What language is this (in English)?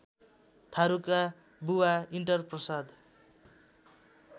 Nepali